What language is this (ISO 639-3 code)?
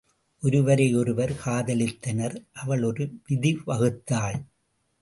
tam